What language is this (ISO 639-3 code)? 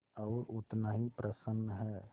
hin